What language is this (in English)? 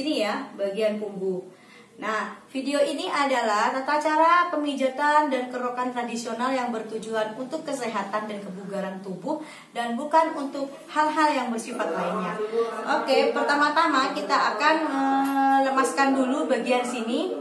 Indonesian